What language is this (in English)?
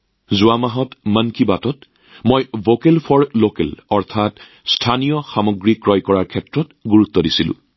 Assamese